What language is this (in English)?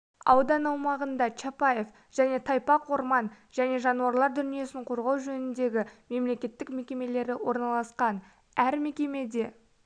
Kazakh